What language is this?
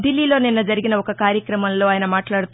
Telugu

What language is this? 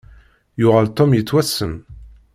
Kabyle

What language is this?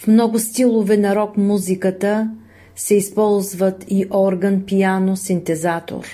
Bulgarian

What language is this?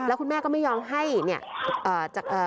Thai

